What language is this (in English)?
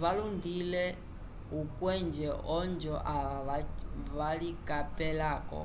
Umbundu